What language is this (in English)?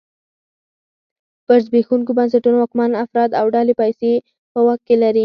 Pashto